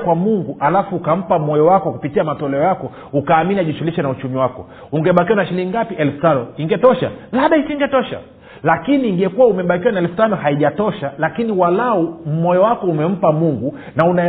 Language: Swahili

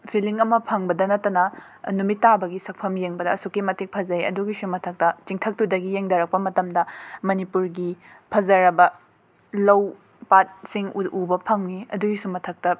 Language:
Manipuri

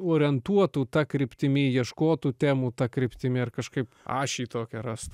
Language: Lithuanian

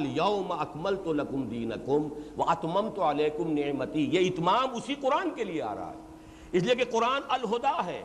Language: Urdu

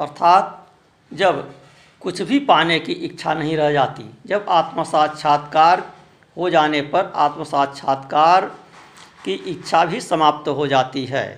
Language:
Hindi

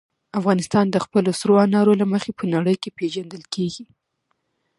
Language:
Pashto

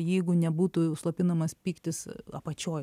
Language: Lithuanian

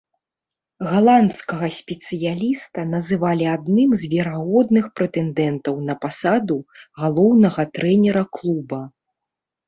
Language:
Belarusian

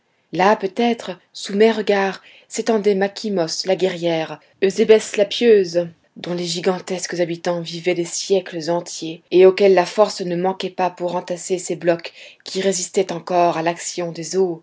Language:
French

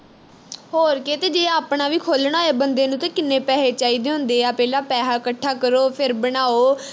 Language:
Punjabi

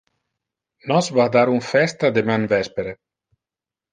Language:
Interlingua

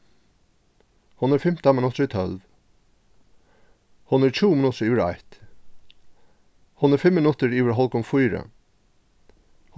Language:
Faroese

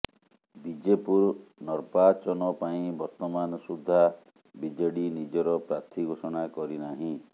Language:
Odia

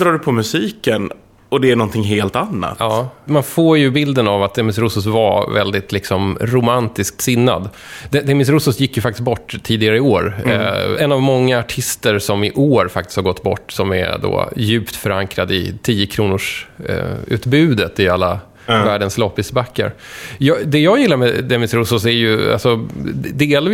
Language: Swedish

